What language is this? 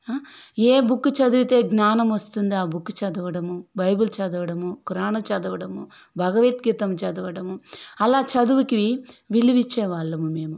Telugu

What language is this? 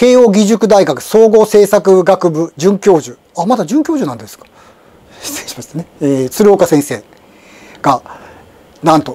Japanese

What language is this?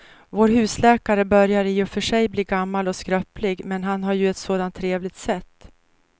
Swedish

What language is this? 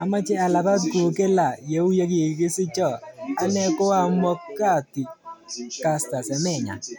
Kalenjin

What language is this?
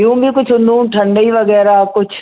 Sindhi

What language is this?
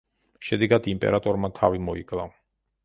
Georgian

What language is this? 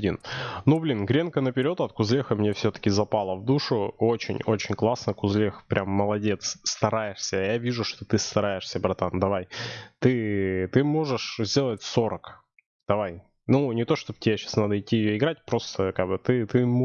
Russian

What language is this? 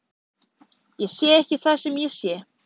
Icelandic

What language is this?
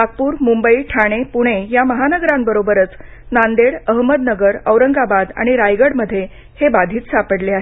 Marathi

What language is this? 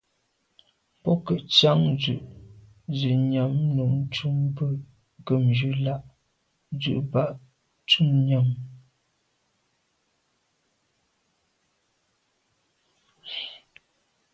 Medumba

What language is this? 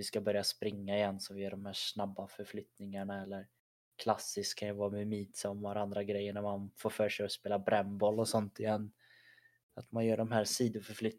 Swedish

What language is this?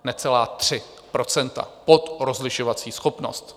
Czech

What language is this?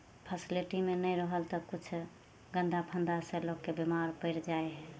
Maithili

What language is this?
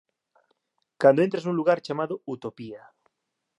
Galician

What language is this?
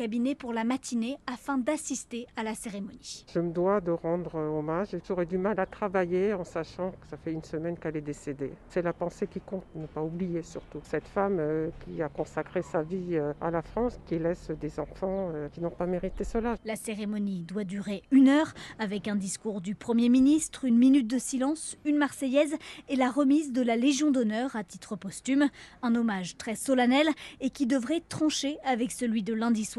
French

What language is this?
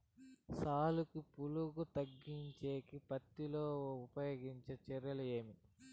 Telugu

